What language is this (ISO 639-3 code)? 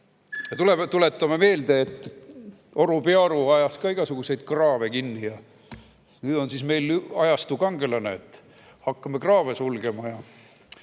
est